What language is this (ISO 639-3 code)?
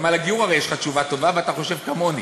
heb